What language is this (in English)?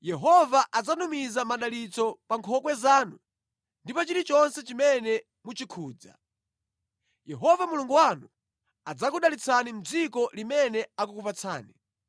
Nyanja